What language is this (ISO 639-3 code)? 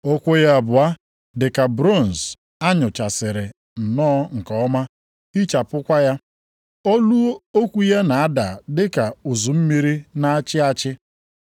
ibo